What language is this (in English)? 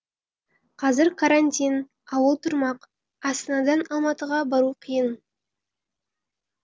Kazakh